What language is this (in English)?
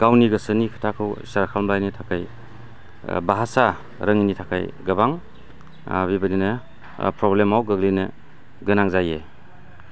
Bodo